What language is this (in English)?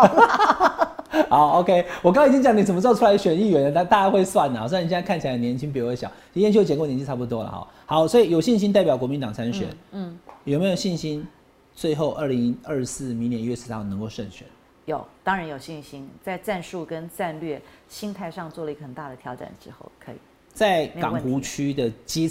Chinese